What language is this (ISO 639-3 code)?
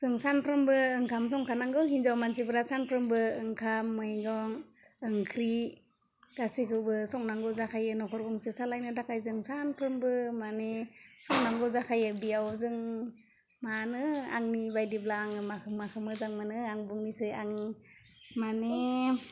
brx